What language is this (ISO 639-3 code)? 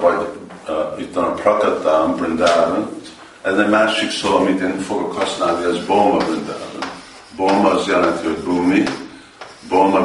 hun